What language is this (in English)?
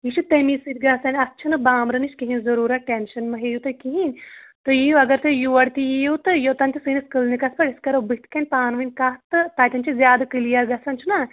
Kashmiri